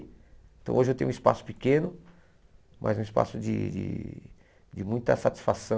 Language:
Portuguese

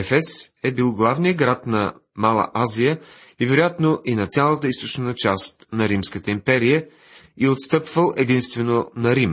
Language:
Bulgarian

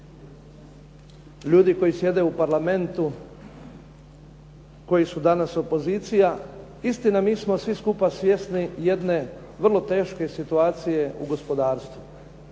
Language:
Croatian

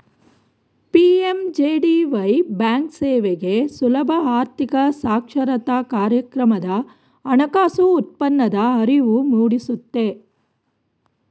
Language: Kannada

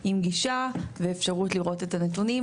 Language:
Hebrew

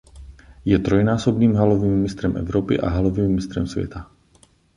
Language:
Czech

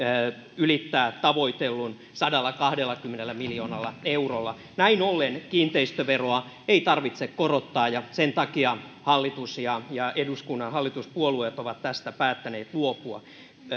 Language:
Finnish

